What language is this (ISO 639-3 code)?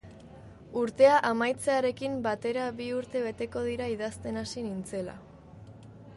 eus